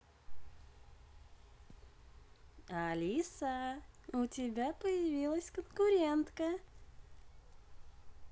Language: Russian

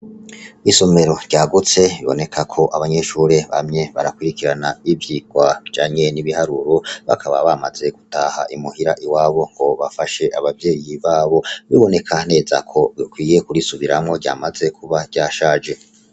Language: Rundi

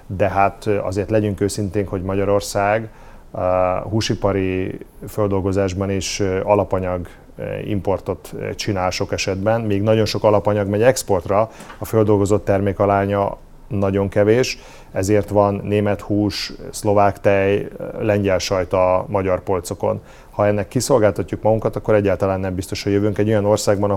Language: Hungarian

